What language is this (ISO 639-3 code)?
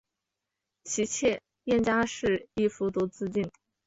zho